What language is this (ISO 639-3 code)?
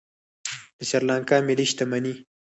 pus